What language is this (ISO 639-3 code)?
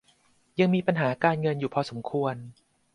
tha